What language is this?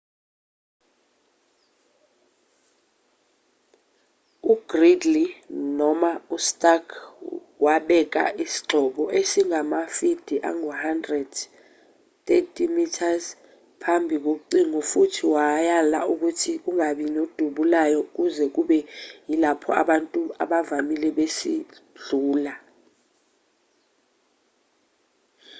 Zulu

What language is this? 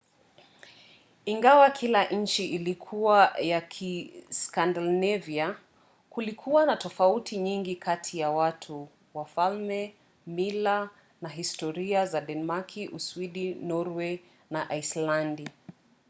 Swahili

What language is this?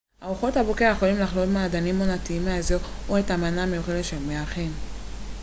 Hebrew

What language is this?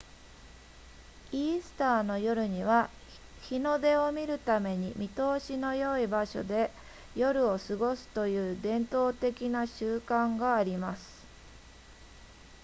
Japanese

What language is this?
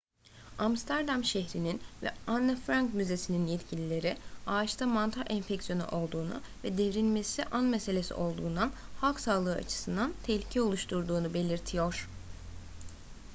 Turkish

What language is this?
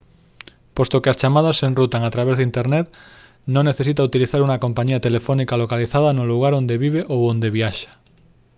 Galician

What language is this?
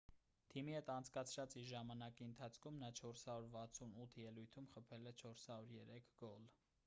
Armenian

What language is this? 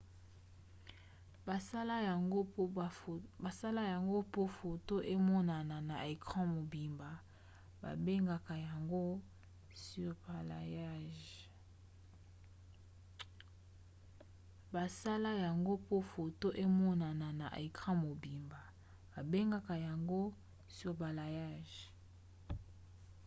Lingala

